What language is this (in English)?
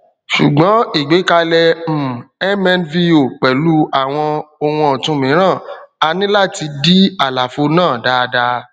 Yoruba